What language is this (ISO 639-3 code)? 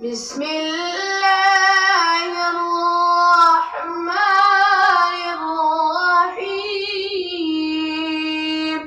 ara